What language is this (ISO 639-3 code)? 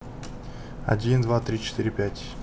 rus